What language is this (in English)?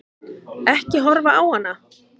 Icelandic